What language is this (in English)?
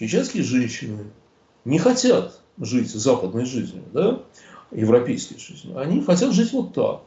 Russian